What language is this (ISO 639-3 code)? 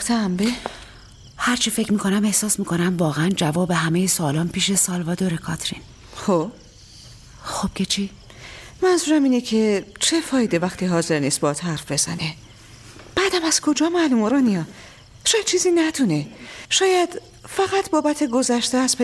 fas